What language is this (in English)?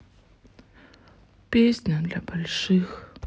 Russian